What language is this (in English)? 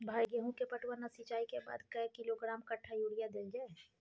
Maithili